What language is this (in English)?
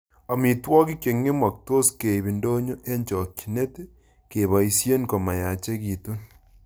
Kalenjin